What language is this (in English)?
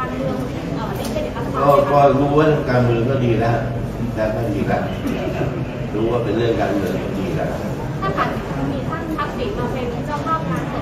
Thai